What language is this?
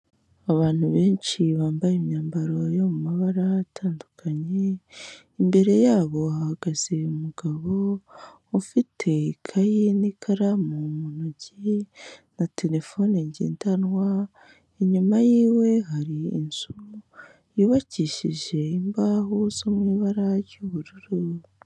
Kinyarwanda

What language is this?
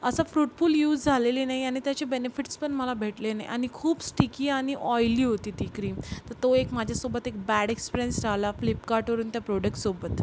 Marathi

